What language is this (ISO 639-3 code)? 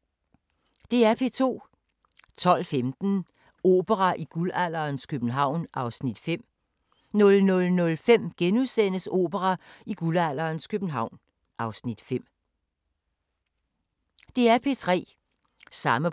dan